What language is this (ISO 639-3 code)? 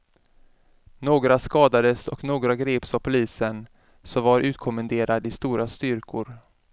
swe